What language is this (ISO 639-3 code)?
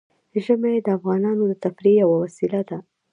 pus